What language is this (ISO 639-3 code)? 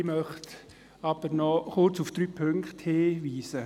gsw